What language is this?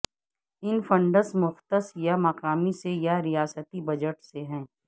Urdu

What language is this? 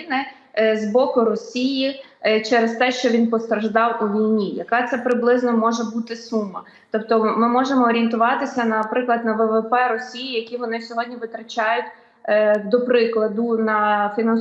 Ukrainian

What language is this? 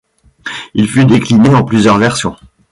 French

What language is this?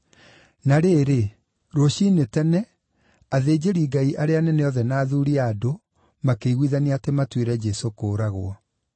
Kikuyu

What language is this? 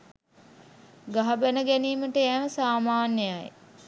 Sinhala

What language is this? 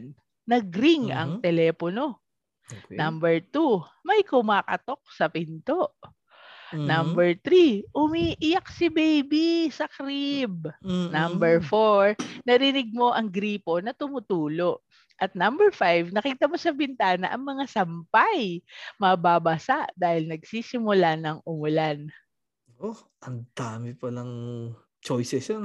Filipino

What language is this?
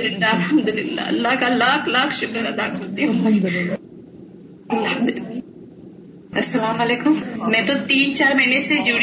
Urdu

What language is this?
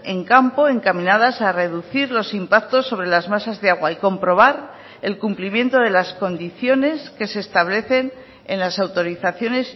Spanish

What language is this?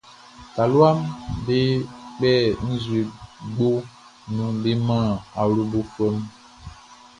Baoulé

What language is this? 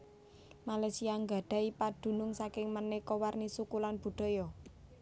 Javanese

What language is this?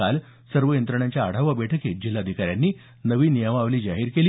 Marathi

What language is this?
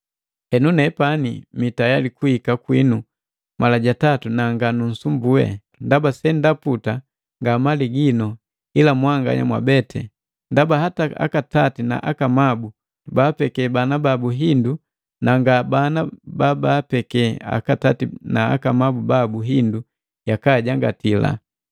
Matengo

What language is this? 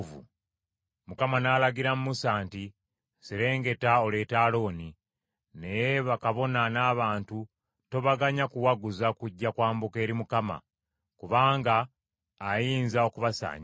Ganda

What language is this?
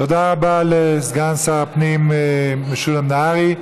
Hebrew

